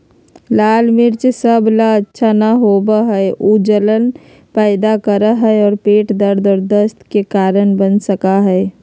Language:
Magahi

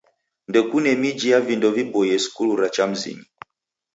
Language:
Taita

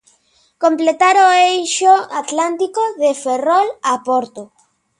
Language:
Galician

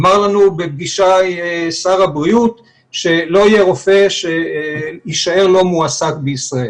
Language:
Hebrew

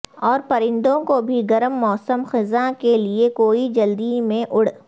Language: Urdu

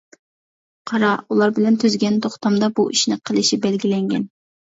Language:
Uyghur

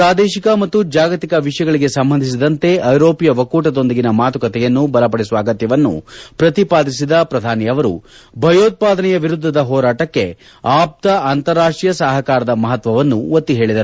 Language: Kannada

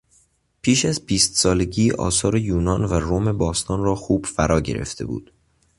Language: Persian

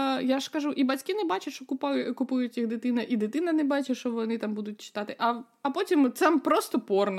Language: Ukrainian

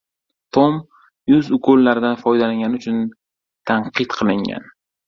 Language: Uzbek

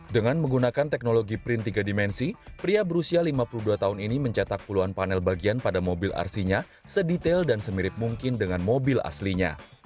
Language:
Indonesian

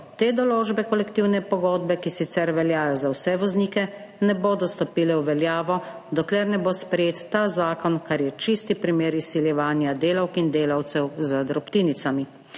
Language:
Slovenian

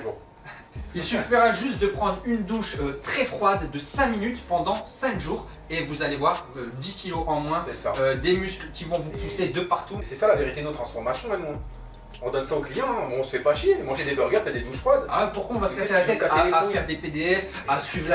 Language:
French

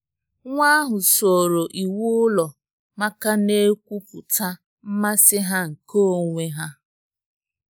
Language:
Igbo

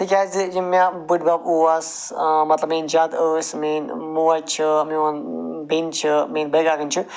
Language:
Kashmiri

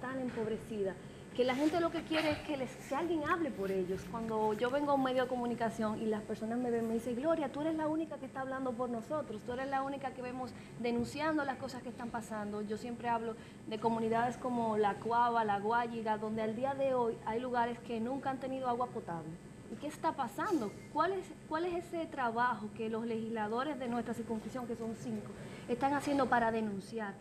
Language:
Spanish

